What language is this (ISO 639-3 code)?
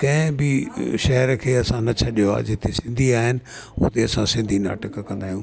snd